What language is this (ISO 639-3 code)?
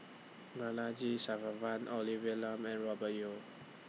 eng